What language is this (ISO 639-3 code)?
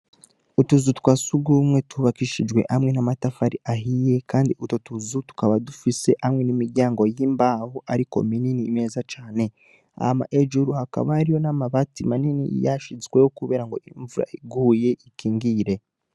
run